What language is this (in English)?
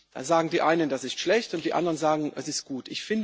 German